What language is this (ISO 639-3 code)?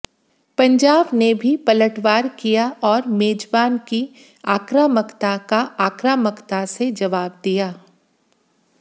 hin